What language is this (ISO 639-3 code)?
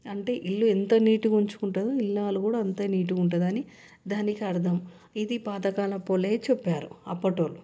tel